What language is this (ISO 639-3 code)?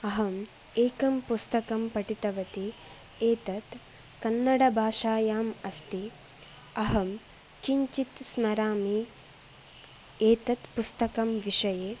san